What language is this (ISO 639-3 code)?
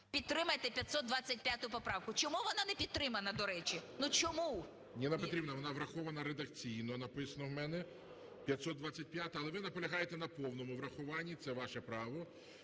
ukr